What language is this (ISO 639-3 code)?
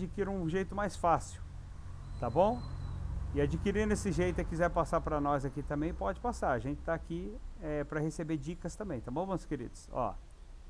por